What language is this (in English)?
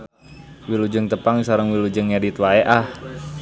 Sundanese